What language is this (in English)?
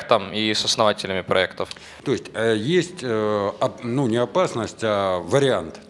Russian